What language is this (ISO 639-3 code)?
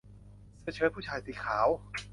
tha